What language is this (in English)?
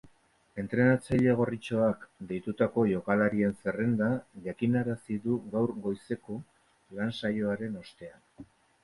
Basque